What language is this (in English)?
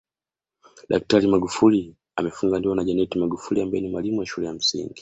Swahili